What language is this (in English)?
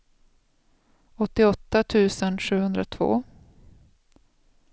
Swedish